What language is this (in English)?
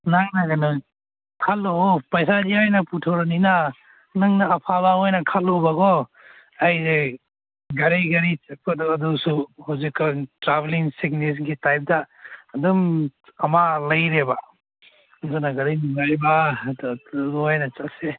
Manipuri